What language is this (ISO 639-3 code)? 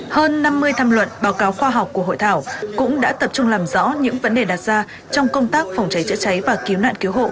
vie